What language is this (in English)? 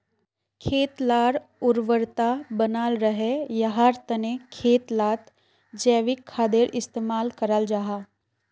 Magahi